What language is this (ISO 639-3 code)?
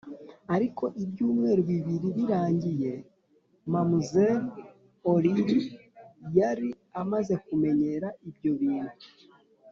kin